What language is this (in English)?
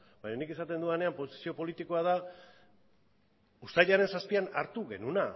Basque